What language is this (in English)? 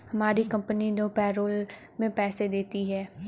Hindi